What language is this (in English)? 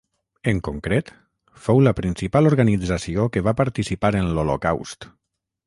Catalan